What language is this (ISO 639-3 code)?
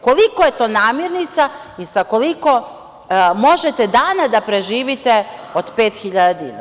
srp